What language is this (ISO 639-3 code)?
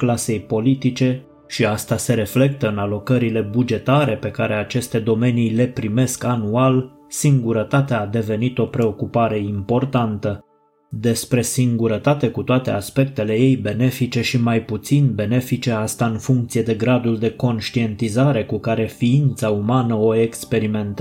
ron